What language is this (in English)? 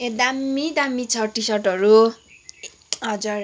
Nepali